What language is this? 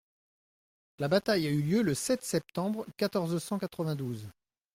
French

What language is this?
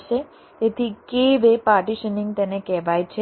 Gujarati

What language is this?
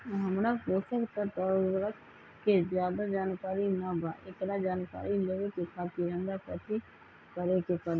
Magahi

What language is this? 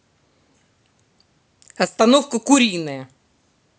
Russian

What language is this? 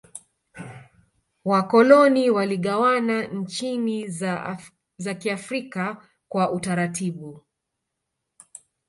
Swahili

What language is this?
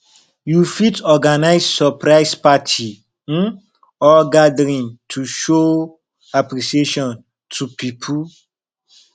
Nigerian Pidgin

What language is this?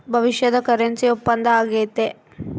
Kannada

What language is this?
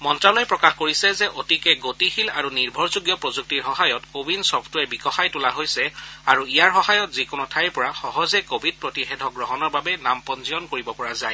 Assamese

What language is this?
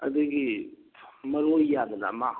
Manipuri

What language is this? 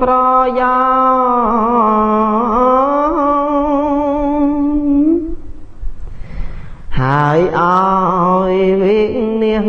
Vietnamese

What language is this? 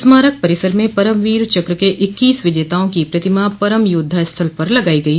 Hindi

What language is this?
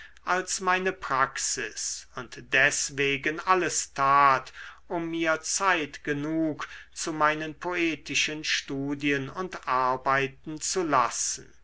German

